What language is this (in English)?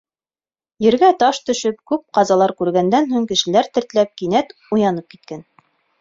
Bashkir